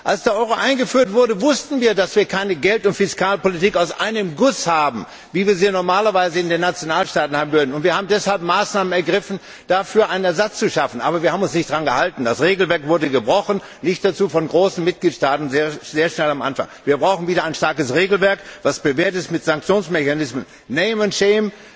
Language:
German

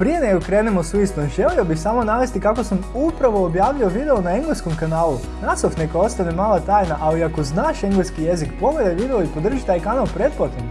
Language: Croatian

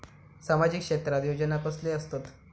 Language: Marathi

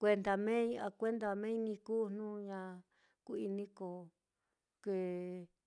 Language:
Mitlatongo Mixtec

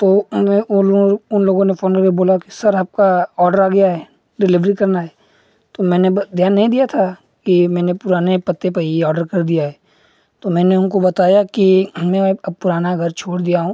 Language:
Hindi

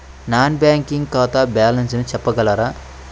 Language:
Telugu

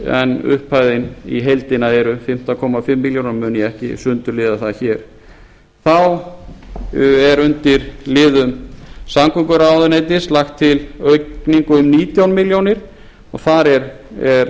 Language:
Icelandic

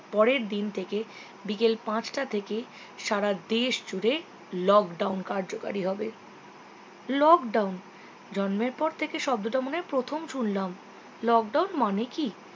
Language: Bangla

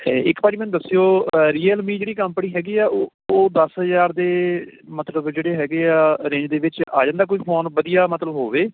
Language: Punjabi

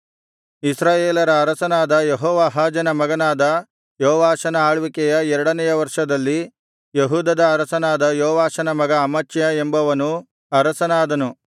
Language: Kannada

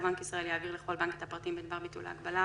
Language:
Hebrew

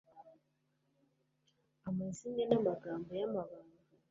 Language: Kinyarwanda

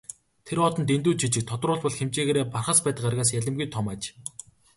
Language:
Mongolian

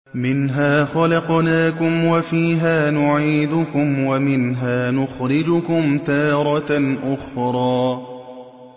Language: Arabic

